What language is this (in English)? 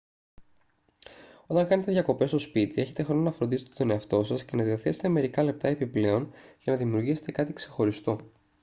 Greek